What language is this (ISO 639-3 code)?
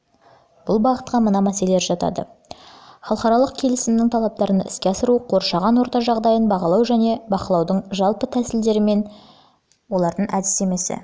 kaz